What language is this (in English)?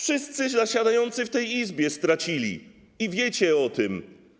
Polish